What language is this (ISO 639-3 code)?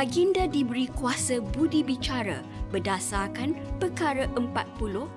msa